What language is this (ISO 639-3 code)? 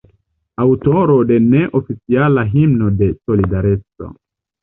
epo